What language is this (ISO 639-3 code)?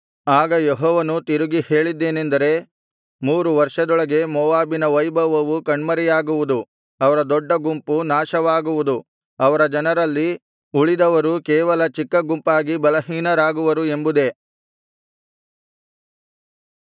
kan